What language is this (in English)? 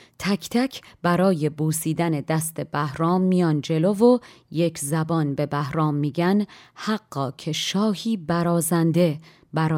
Persian